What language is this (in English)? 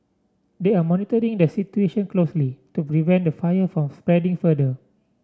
English